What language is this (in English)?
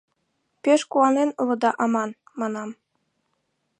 Mari